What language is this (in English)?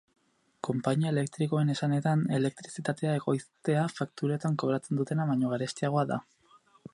Basque